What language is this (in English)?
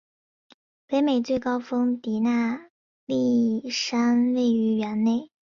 Chinese